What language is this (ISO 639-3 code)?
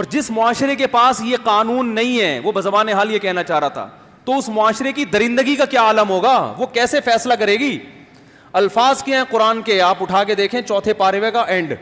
urd